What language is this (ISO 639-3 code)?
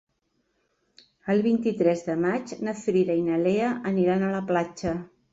cat